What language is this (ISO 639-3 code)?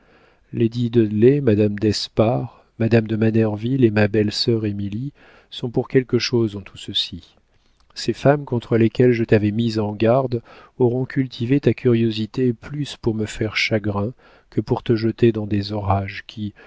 fra